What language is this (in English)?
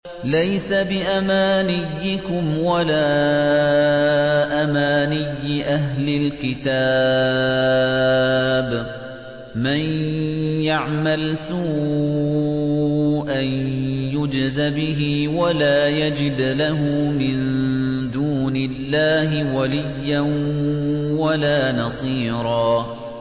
Arabic